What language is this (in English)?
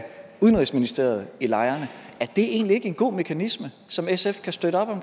Danish